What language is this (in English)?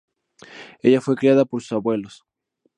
Spanish